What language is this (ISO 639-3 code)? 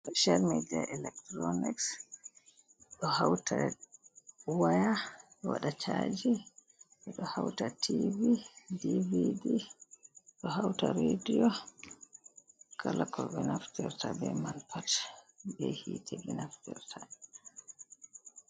ful